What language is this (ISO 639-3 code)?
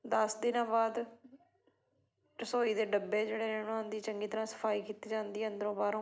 pan